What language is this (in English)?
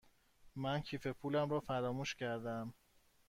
Persian